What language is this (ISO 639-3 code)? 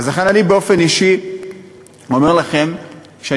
heb